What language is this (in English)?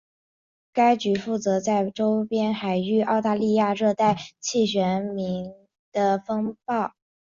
Chinese